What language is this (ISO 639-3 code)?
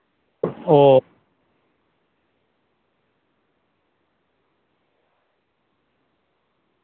sat